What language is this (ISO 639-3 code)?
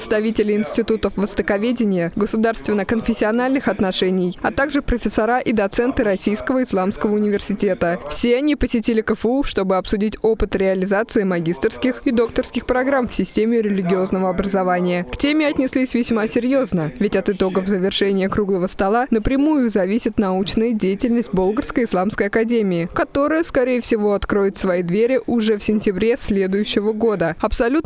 rus